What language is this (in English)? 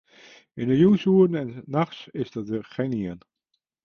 Western Frisian